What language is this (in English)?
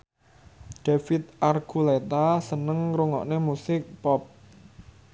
Javanese